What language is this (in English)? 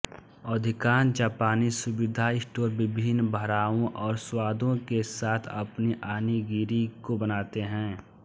Hindi